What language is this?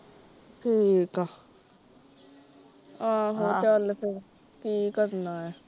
Punjabi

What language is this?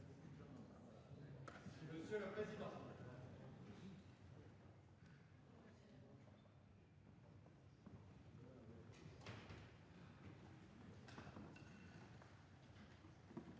French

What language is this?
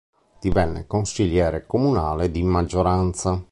Italian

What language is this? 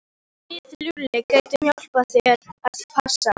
Icelandic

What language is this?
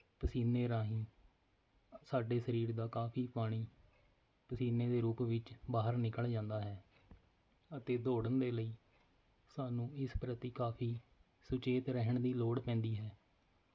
Punjabi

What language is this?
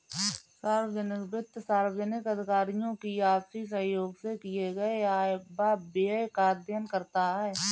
Hindi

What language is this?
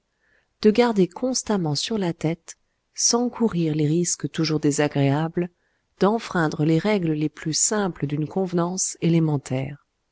French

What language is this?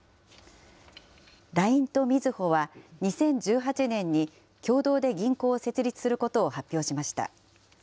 Japanese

